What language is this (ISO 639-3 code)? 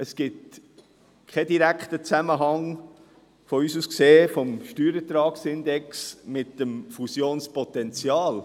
gsw